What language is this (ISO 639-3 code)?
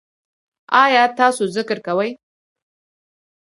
pus